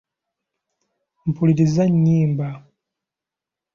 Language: Ganda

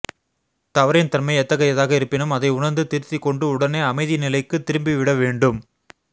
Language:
Tamil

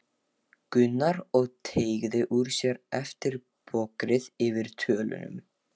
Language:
Icelandic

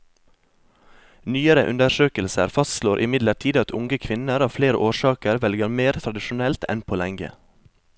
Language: Norwegian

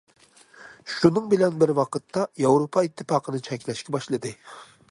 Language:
Uyghur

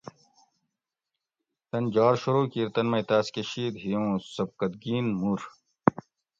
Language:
Gawri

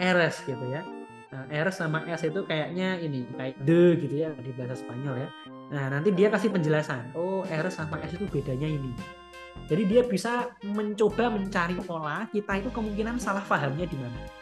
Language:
Indonesian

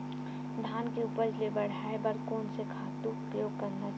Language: Chhattisgarhi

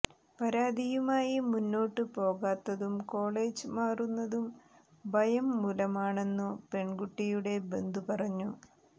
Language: Malayalam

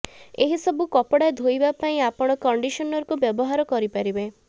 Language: Odia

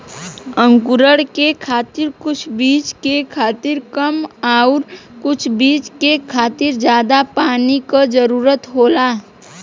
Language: Bhojpuri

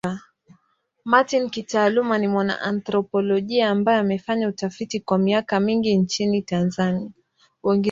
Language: Swahili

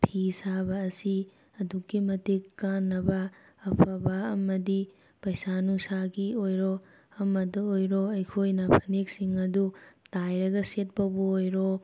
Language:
Manipuri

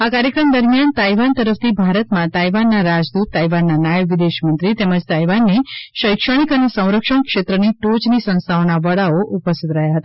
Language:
Gujarati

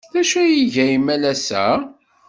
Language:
Kabyle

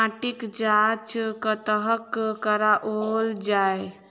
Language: Maithili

